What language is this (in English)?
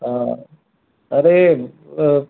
Sindhi